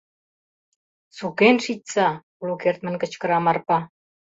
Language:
Mari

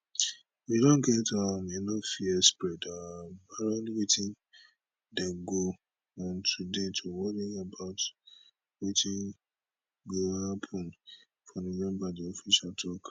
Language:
Nigerian Pidgin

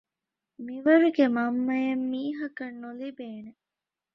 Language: Divehi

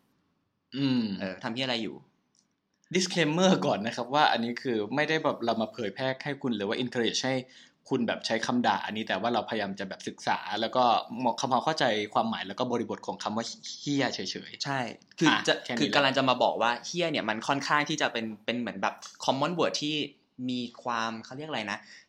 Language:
Thai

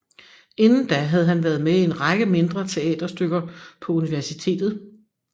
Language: Danish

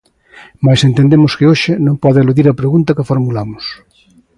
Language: Galician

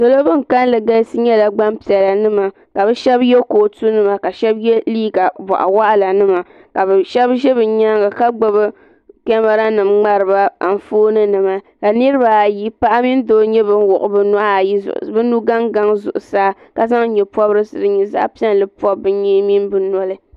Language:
Dagbani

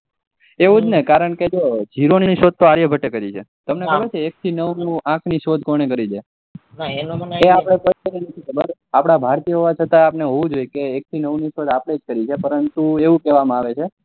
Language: Gujarati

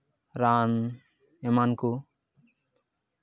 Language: Santali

